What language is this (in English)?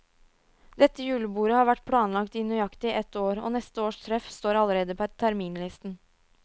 Norwegian